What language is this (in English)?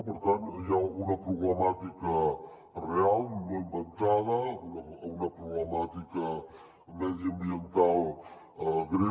Catalan